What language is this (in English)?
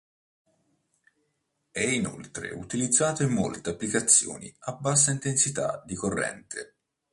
Italian